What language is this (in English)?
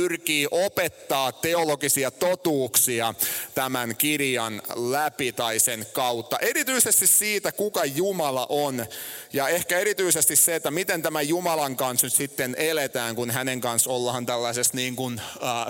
Finnish